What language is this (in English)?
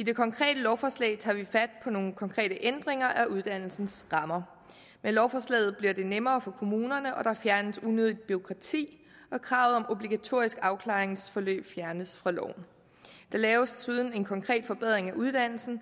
Danish